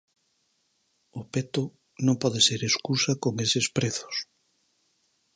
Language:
Galician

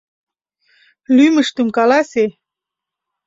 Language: Mari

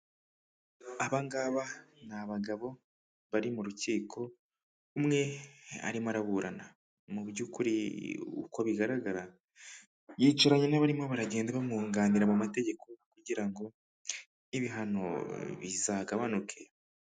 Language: Kinyarwanda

